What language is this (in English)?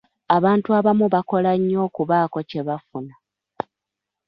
Ganda